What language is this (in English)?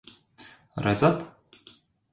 Latvian